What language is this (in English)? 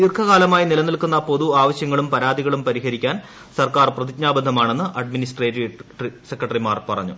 Malayalam